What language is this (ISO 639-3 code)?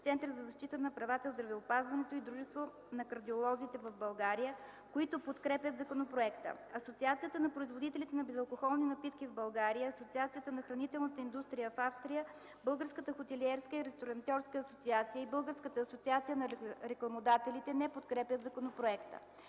bul